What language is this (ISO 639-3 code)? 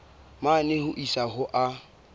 sot